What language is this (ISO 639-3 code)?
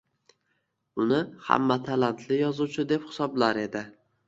uzb